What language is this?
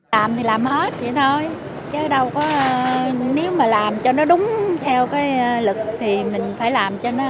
Vietnamese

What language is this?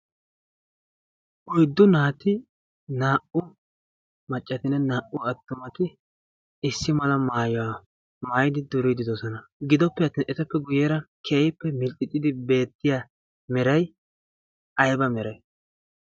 Wolaytta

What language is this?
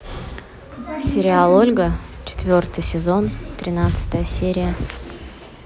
Russian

